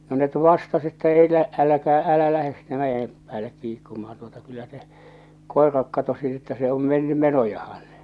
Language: Finnish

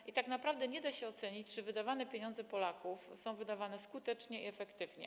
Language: Polish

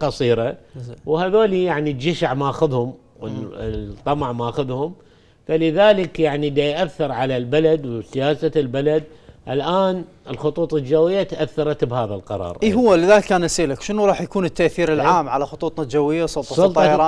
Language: Arabic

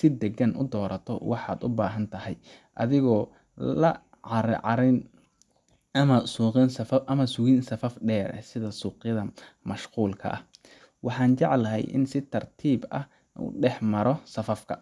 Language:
Somali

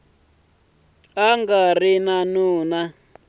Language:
Tsonga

